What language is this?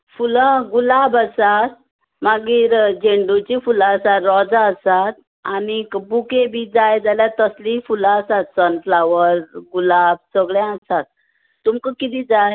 Konkani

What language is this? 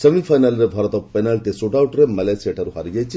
Odia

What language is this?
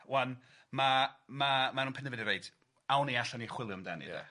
Welsh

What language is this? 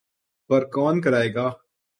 Urdu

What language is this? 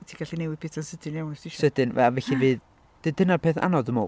Welsh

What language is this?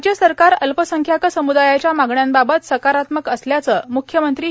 Marathi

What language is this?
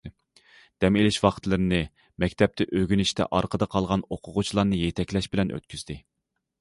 Uyghur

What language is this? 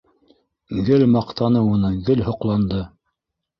Bashkir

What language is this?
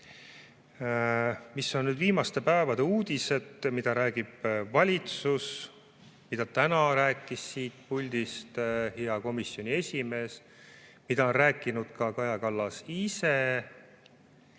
Estonian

